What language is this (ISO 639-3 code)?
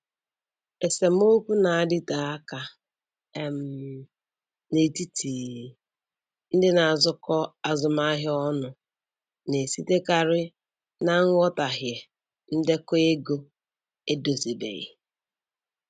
ibo